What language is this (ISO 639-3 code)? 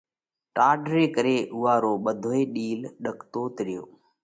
kvx